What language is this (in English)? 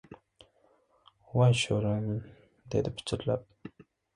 Uzbek